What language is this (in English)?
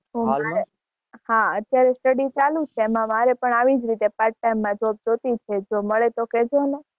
Gujarati